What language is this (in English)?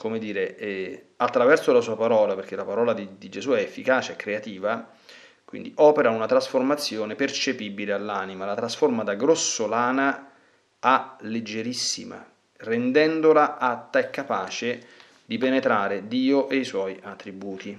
Italian